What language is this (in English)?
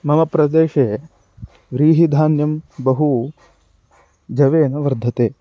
Sanskrit